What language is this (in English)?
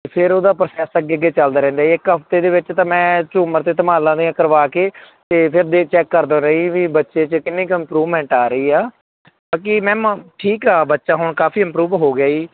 Punjabi